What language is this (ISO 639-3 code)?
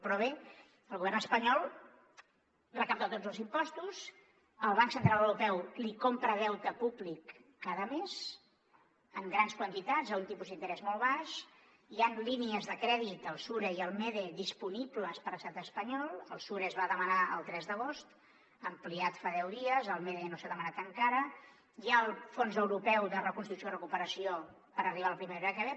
cat